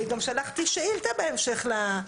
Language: Hebrew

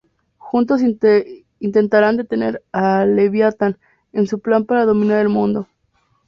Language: Spanish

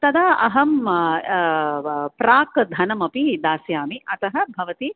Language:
Sanskrit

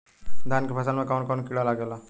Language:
Bhojpuri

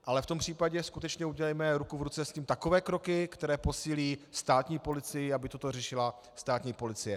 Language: Czech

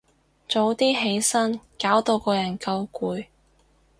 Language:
Cantonese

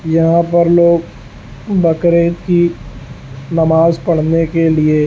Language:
Urdu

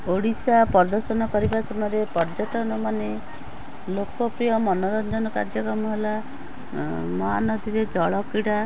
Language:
Odia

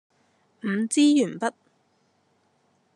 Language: Cantonese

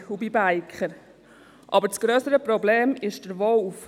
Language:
Swiss German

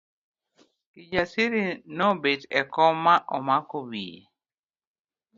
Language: Luo (Kenya and Tanzania)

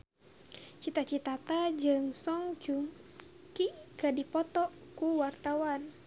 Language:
Sundanese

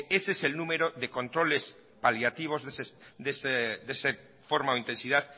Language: Spanish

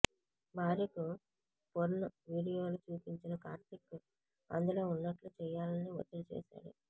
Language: Telugu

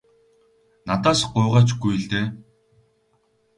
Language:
Mongolian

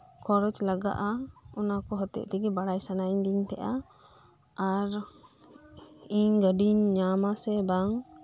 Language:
Santali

